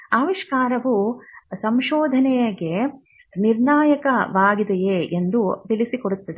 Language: Kannada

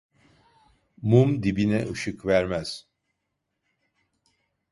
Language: Turkish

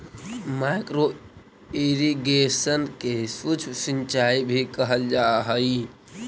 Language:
Magahi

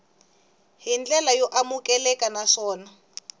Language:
Tsonga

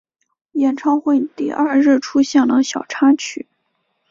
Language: Chinese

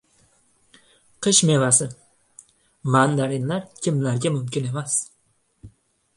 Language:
Uzbek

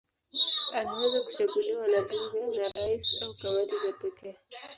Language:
Swahili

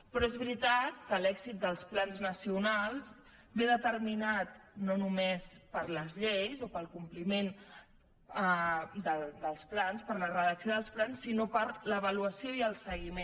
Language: Catalan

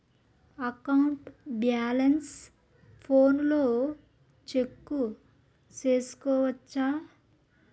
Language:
Telugu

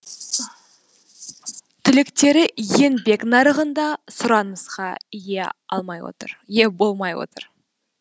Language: Kazakh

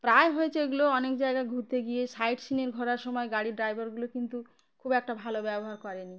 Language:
Bangla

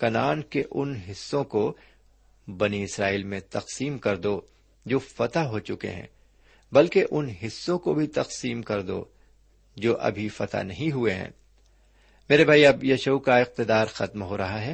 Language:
Urdu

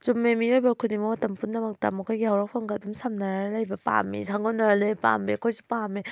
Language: Manipuri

